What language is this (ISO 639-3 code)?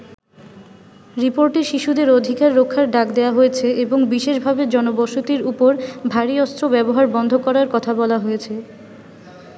ben